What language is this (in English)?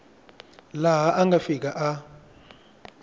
Tsonga